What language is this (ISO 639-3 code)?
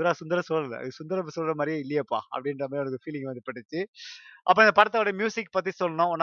tam